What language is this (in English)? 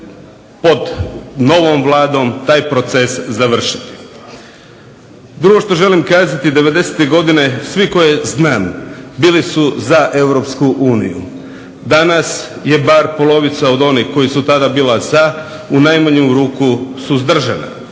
Croatian